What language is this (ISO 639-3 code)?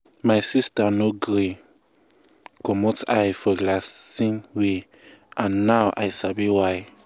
pcm